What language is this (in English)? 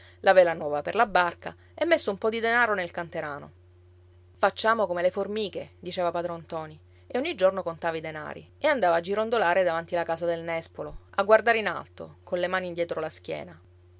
Italian